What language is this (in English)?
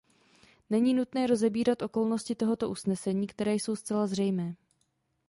Czech